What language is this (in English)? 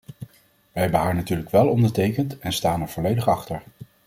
Dutch